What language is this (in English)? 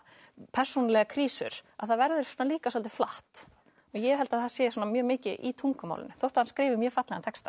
Icelandic